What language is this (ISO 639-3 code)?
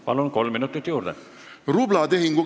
est